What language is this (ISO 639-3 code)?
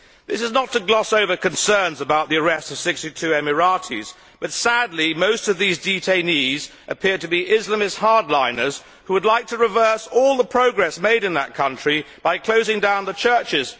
eng